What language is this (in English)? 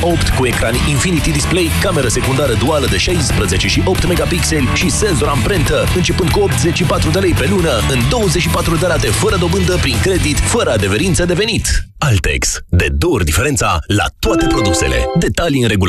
Romanian